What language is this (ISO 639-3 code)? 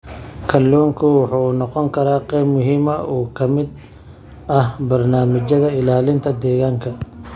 som